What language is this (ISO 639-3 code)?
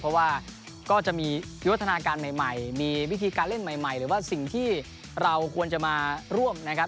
tha